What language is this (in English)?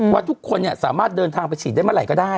Thai